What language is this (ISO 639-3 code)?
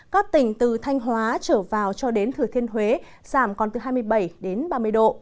vie